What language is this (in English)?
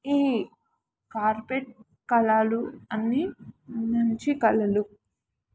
Telugu